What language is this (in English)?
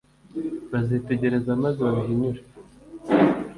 Kinyarwanda